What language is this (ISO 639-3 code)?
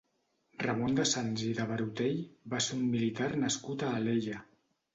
cat